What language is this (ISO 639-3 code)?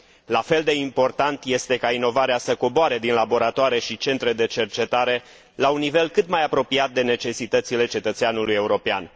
ron